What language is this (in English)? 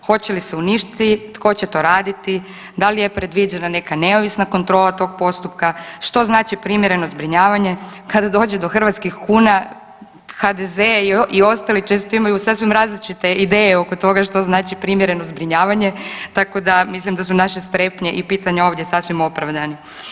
Croatian